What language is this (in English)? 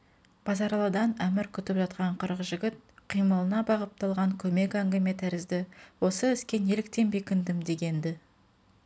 Kazakh